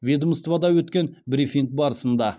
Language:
Kazakh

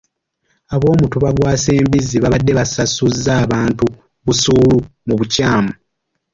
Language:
Ganda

